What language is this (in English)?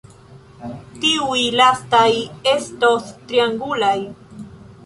Esperanto